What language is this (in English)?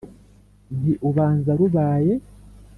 Kinyarwanda